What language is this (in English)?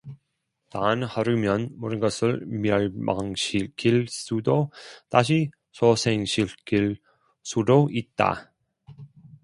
Korean